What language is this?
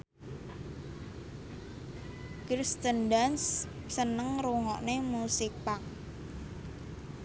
Javanese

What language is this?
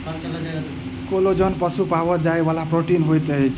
Maithili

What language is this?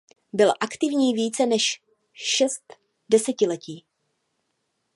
Czech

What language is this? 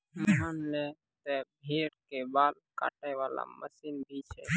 Maithili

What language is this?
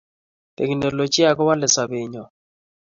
Kalenjin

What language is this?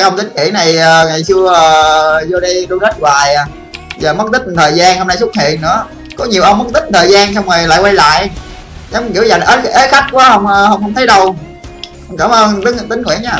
Vietnamese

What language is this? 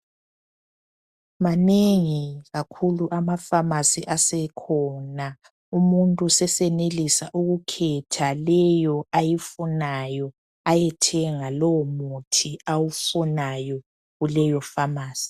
North Ndebele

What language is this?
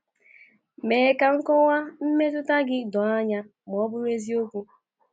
Igbo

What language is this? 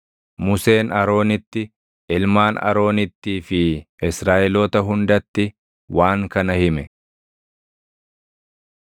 Oromo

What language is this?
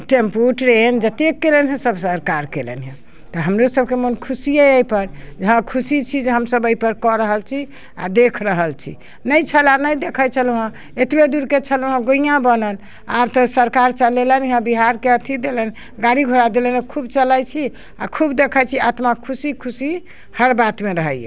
Maithili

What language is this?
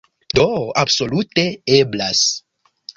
Esperanto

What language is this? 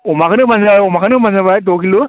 Bodo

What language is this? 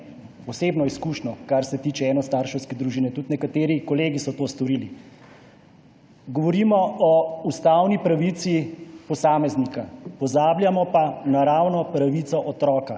Slovenian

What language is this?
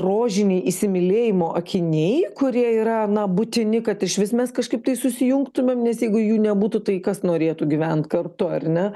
Lithuanian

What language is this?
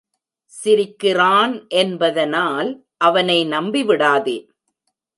Tamil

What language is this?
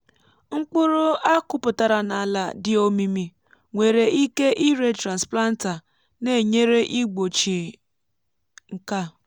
Igbo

